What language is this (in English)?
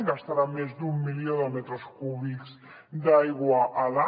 Catalan